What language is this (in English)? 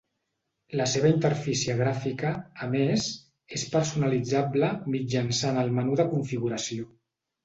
Catalan